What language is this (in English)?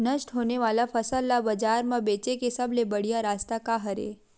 Chhattisgarhi